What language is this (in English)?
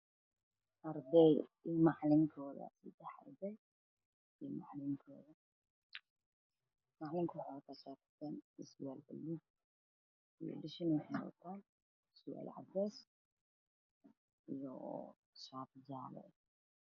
Somali